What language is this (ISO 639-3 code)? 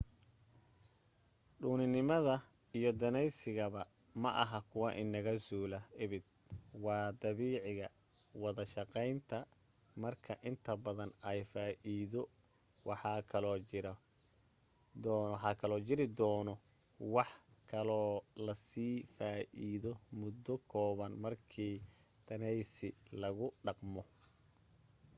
som